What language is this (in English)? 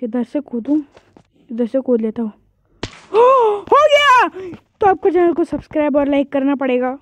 Hindi